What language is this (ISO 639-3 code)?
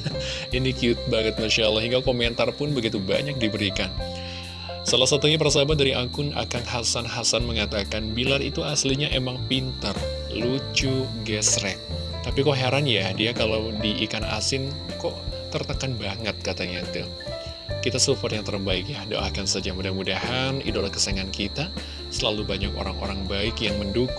ind